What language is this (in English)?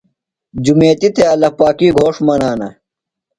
Phalura